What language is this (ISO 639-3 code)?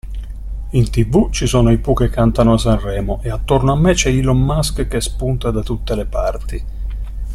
ita